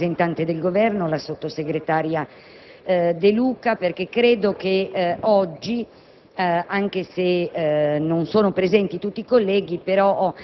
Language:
Italian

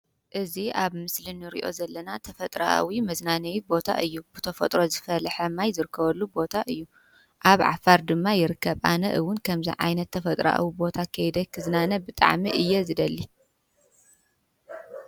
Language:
Tigrinya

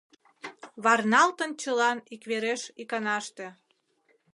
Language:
Mari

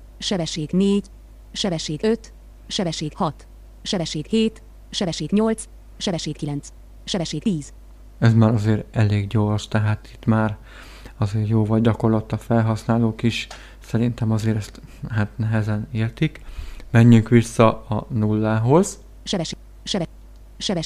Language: Hungarian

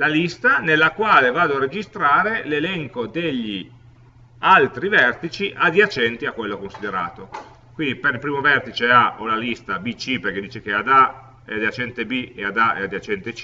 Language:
Italian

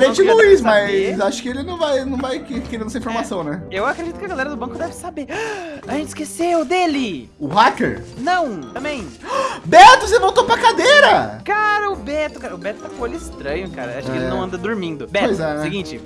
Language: Portuguese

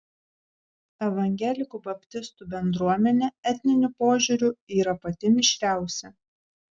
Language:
Lithuanian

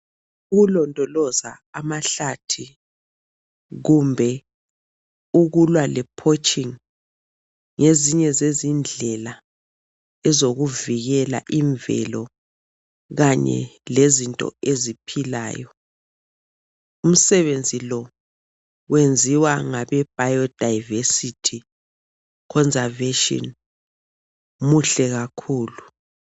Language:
North Ndebele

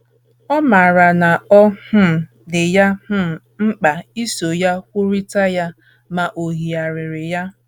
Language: Igbo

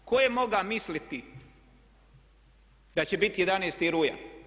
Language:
Croatian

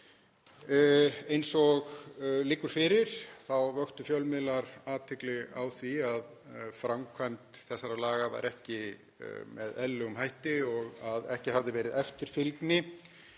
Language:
Icelandic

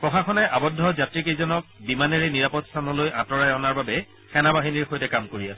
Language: Assamese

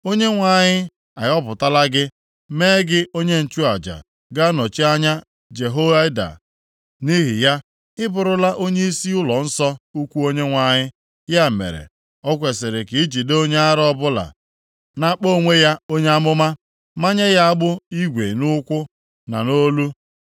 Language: Igbo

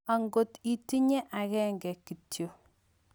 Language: Kalenjin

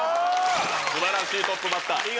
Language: Japanese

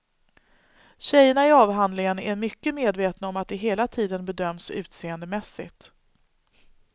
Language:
Swedish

